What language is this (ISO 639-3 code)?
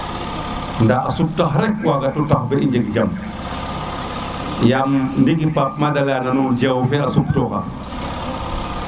srr